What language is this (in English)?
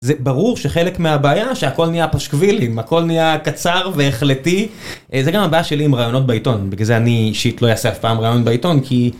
Hebrew